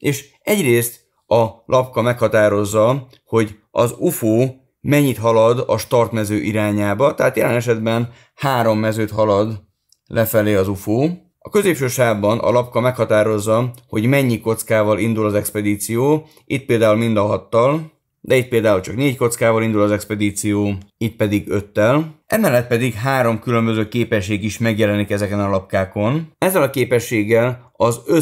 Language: Hungarian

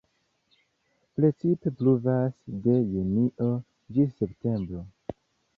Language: Esperanto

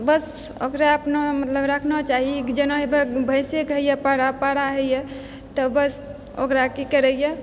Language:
Maithili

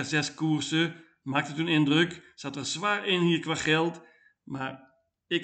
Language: Dutch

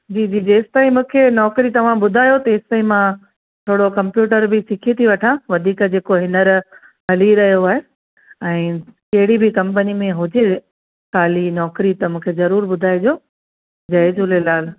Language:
Sindhi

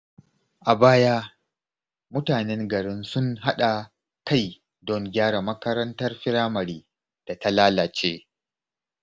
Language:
Hausa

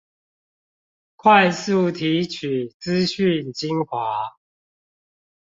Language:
Chinese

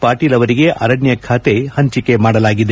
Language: Kannada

